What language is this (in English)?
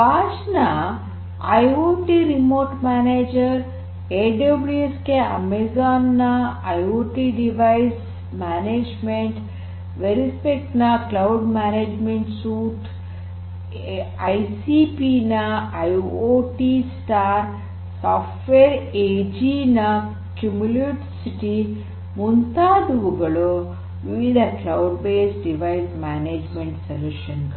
Kannada